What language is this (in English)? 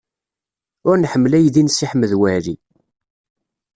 Kabyle